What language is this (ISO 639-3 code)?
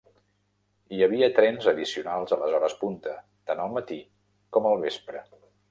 cat